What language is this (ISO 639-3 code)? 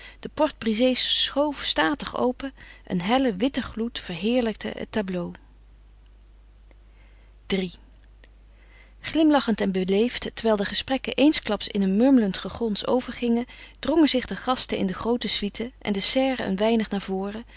nld